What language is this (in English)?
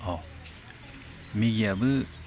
Bodo